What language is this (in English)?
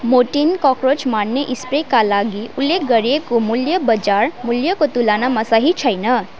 Nepali